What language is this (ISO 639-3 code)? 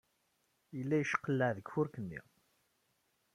kab